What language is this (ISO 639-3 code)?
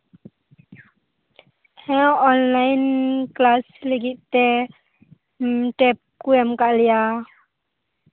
sat